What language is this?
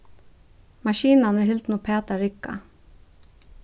Faroese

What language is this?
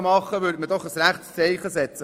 Swiss German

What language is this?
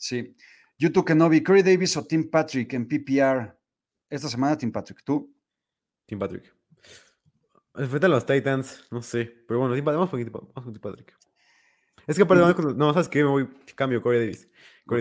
Spanish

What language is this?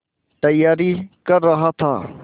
Hindi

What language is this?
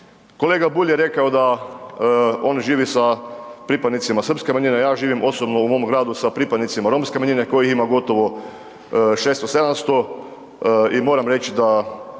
Croatian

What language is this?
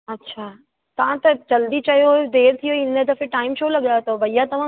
Sindhi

